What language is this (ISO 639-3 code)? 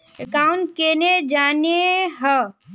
mag